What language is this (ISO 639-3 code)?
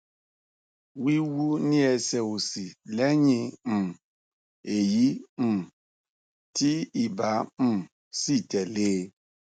yor